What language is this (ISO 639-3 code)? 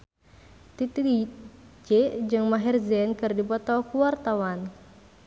sun